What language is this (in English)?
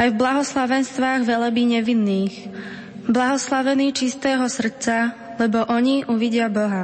Slovak